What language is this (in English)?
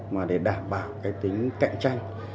Vietnamese